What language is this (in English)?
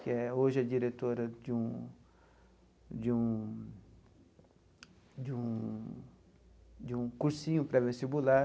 Portuguese